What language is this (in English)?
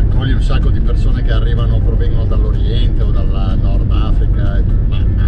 Italian